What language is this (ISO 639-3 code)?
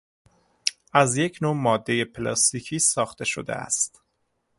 fas